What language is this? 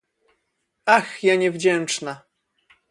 Polish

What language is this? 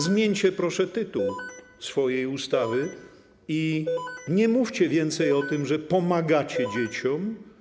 Polish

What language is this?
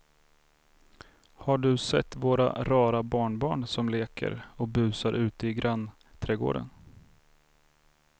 Swedish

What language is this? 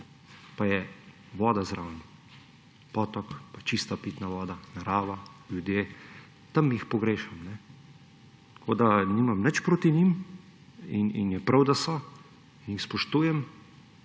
Slovenian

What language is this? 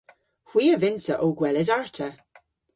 Cornish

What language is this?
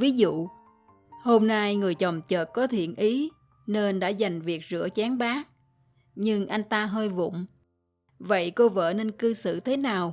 Vietnamese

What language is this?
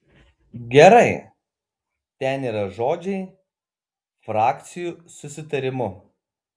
Lithuanian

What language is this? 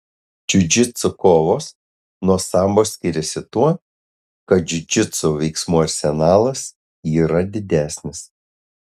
Lithuanian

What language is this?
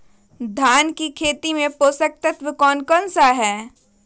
Magahi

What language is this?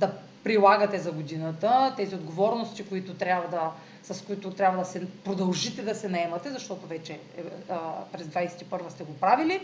Bulgarian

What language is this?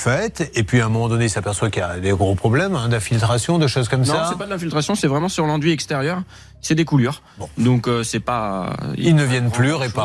French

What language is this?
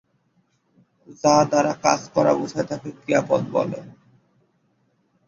Bangla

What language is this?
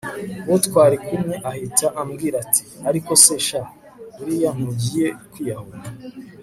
Kinyarwanda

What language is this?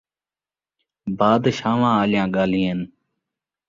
Saraiki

